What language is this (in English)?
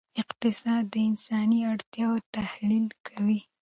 Pashto